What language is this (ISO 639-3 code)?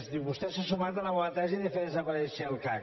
cat